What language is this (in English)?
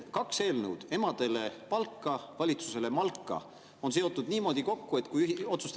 Estonian